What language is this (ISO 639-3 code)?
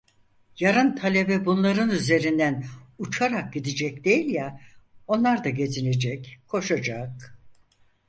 tur